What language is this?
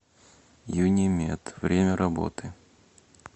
Russian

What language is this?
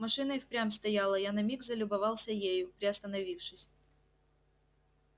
Russian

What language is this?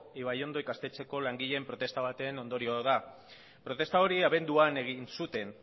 Basque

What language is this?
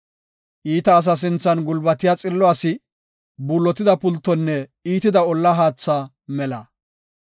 Gofa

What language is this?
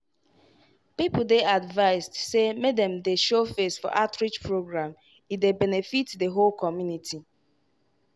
Nigerian Pidgin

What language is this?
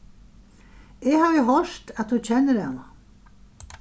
Faroese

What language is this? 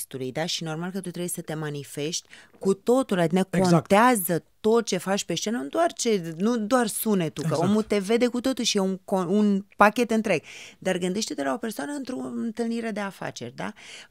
Romanian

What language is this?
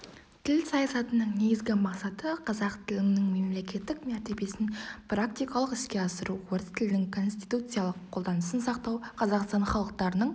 Kazakh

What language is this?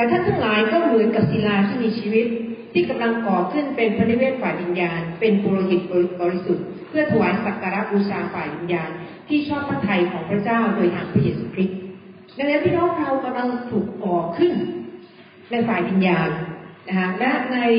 Thai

